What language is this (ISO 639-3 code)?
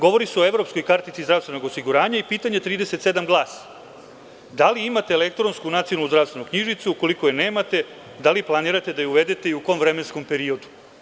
srp